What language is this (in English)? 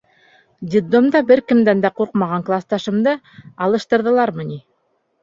Bashkir